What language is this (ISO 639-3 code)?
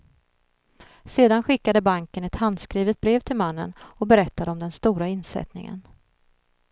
swe